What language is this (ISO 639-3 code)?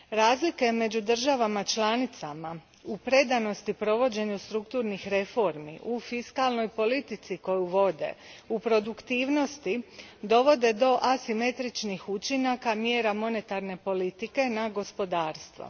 hrv